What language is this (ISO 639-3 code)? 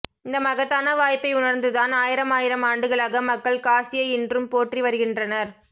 tam